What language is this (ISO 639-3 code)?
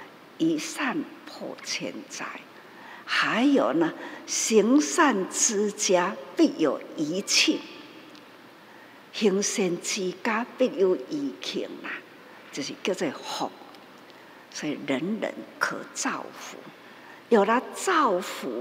zho